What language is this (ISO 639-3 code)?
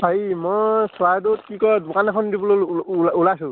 asm